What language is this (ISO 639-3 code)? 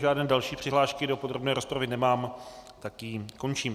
ces